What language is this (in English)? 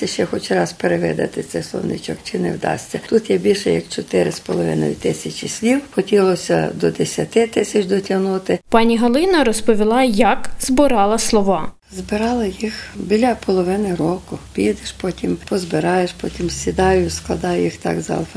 Ukrainian